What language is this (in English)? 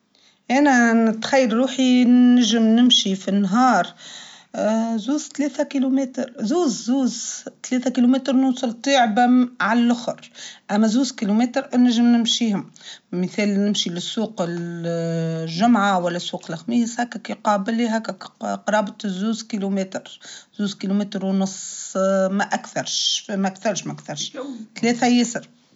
Tunisian Arabic